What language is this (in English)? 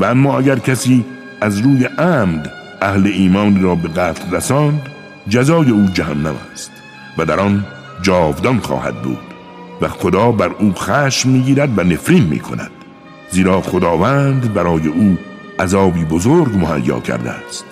Persian